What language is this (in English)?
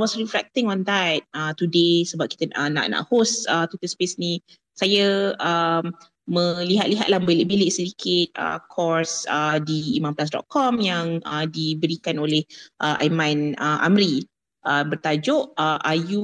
Malay